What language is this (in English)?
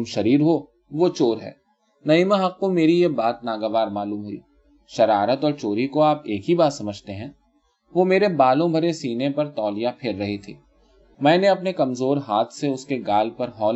Urdu